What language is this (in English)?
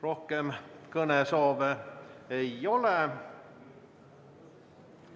Estonian